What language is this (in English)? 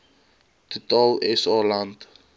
Afrikaans